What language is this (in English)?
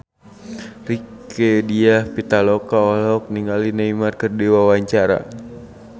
Sundanese